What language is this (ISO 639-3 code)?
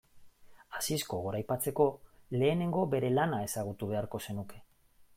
eus